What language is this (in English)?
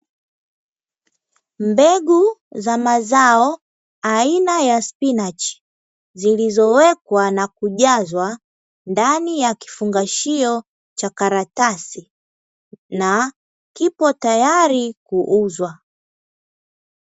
Swahili